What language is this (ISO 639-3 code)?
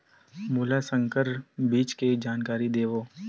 hne